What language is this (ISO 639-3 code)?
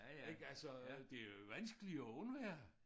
dan